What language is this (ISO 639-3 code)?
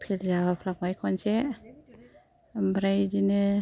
brx